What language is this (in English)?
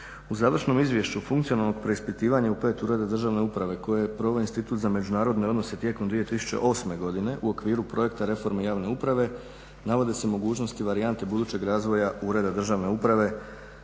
Croatian